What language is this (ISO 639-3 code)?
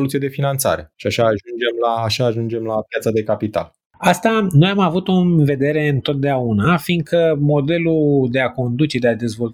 ron